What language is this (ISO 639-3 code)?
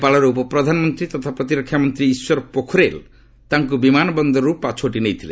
ori